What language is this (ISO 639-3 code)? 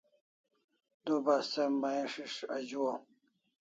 kls